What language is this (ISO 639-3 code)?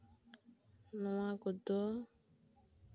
sat